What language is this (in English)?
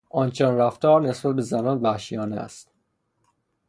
Persian